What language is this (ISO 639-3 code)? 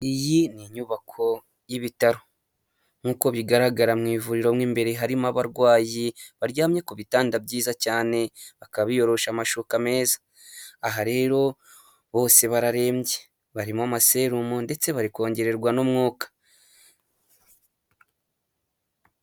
kin